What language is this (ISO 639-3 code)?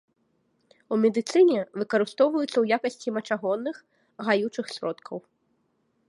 bel